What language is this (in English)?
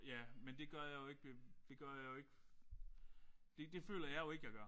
Danish